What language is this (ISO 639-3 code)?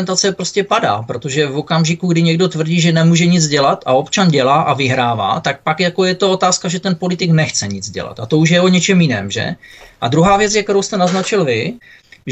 ces